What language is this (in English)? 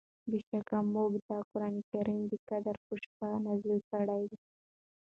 Pashto